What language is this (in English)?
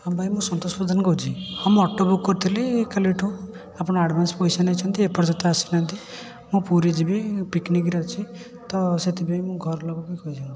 Odia